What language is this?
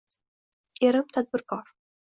Uzbek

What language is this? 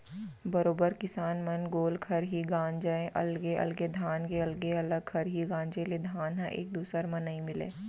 Chhattisgarhi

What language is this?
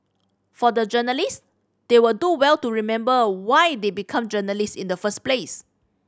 English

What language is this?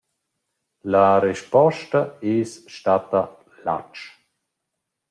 Romansh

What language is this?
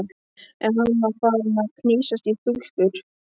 Icelandic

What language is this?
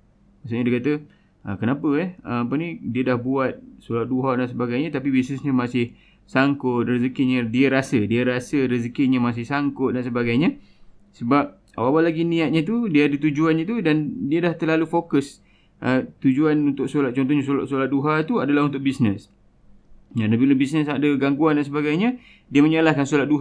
Malay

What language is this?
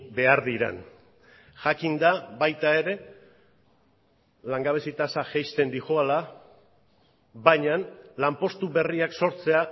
Basque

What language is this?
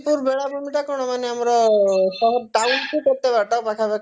Odia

